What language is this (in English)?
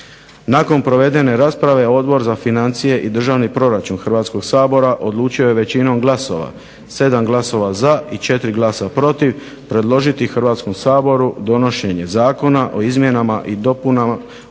Croatian